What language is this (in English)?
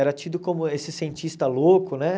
Portuguese